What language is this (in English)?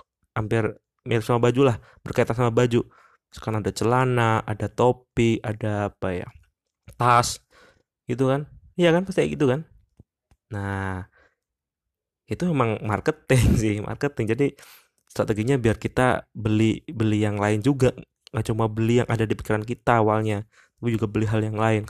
Indonesian